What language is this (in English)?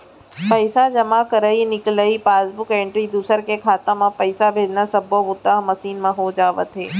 Chhattisgarhi